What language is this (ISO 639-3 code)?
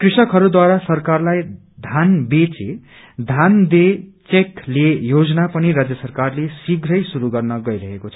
nep